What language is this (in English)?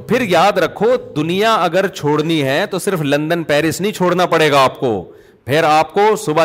Urdu